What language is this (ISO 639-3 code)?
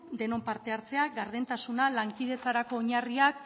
eus